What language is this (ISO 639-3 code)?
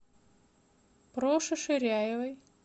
rus